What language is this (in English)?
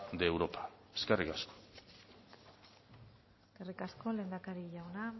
Basque